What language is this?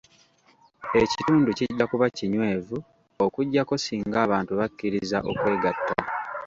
Ganda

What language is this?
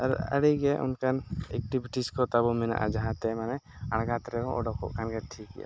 Santali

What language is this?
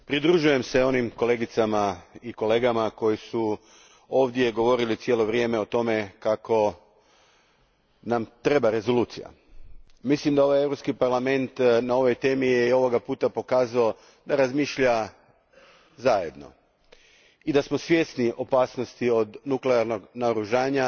Croatian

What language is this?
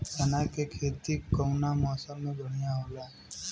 Bhojpuri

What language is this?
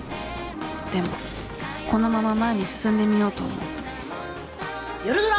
Japanese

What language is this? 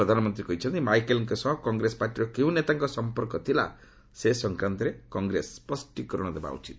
Odia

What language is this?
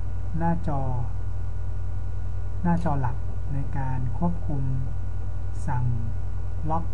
Thai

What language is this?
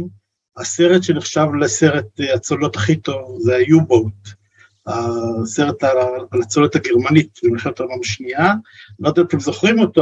Hebrew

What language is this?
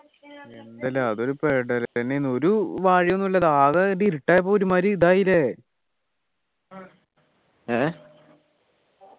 Malayalam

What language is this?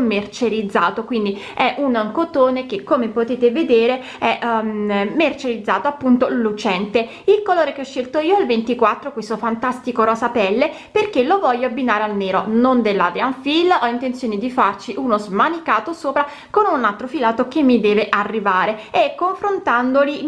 Italian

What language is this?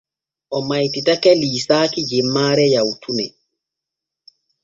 Borgu Fulfulde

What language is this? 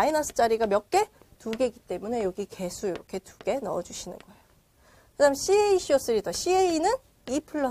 Korean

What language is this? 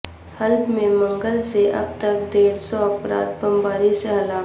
Urdu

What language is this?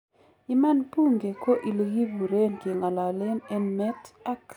Kalenjin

